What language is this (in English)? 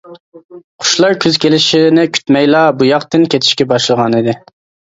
Uyghur